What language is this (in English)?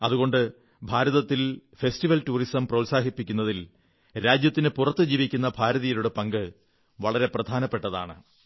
Malayalam